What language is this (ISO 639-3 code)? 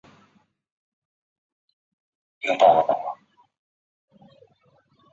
zho